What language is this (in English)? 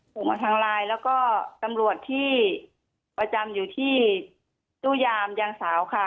Thai